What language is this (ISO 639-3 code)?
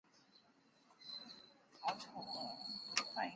zho